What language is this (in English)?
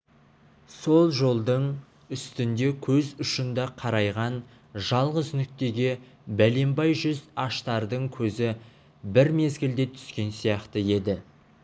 Kazakh